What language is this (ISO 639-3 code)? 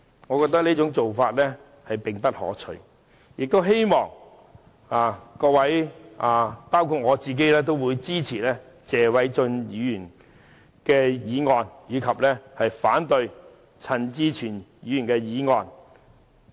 yue